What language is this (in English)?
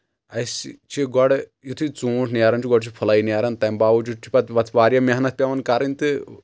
Kashmiri